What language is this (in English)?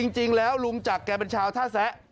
Thai